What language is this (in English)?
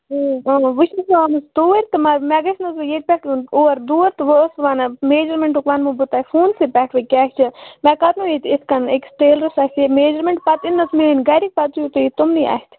Kashmiri